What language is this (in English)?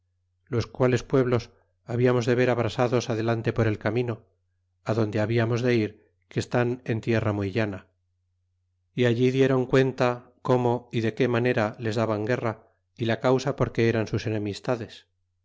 Spanish